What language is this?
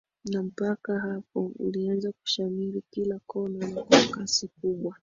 Swahili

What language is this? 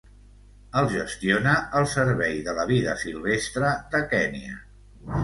Catalan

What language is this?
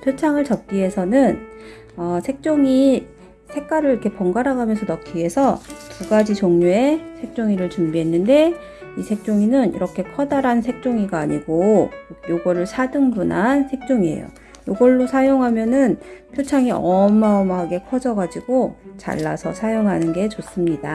Korean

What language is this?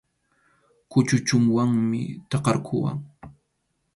Arequipa-La Unión Quechua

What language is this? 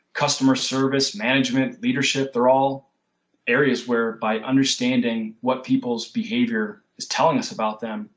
English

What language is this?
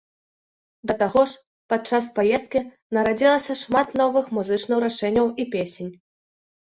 Belarusian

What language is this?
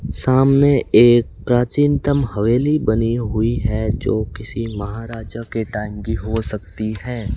Hindi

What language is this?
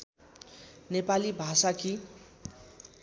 Nepali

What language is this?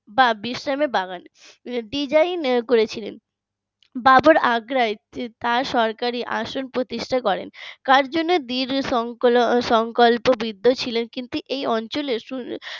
Bangla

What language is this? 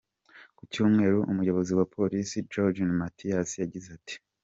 Kinyarwanda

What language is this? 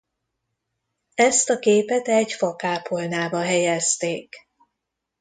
Hungarian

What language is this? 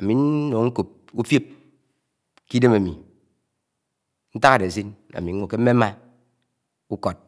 Anaang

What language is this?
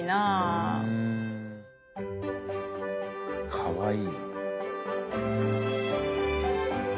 Japanese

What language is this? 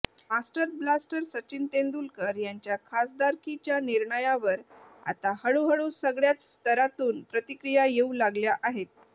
Marathi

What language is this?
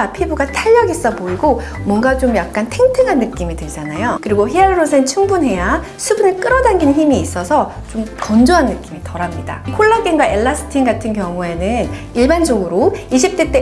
Korean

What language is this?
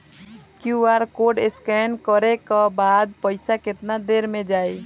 Bhojpuri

